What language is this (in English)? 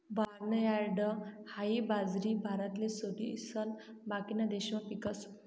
Marathi